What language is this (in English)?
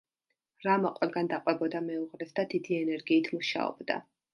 Georgian